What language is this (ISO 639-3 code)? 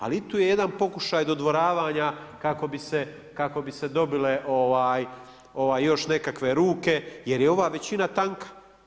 hrv